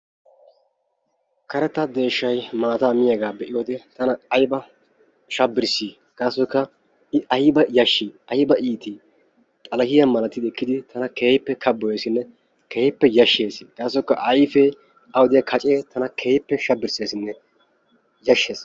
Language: Wolaytta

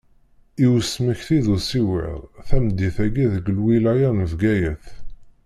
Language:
Kabyle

